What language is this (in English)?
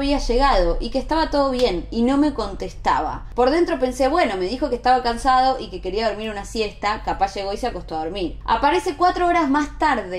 Spanish